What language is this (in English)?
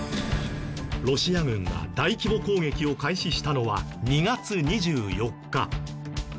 Japanese